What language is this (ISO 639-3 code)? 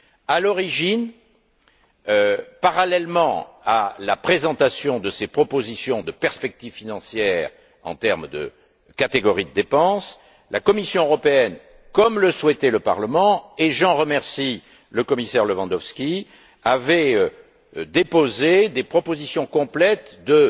fra